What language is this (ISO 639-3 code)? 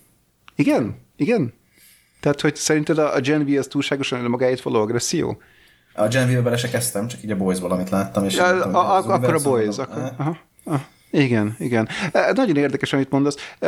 hun